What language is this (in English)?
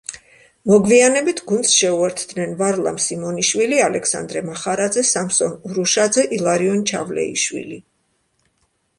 Georgian